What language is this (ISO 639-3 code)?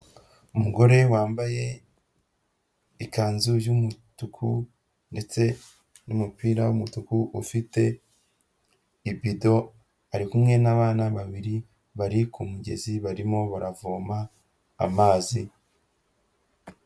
kin